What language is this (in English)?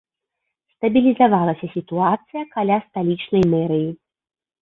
Belarusian